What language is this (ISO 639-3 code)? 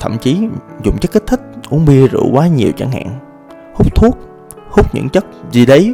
vie